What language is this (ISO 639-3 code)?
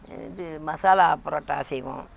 tam